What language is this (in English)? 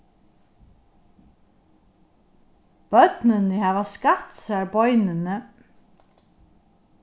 Faroese